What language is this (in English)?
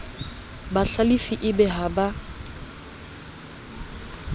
Southern Sotho